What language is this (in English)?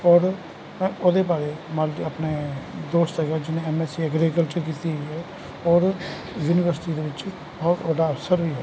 Punjabi